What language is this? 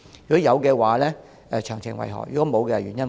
Cantonese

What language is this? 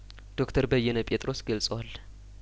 Amharic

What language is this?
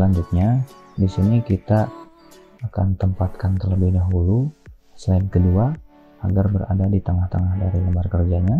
Indonesian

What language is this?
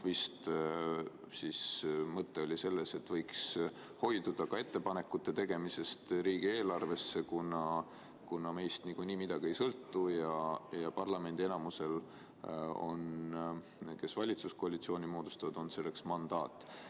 Estonian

